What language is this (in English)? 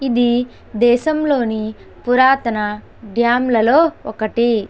Telugu